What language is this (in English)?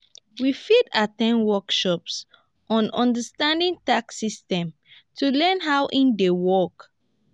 Nigerian Pidgin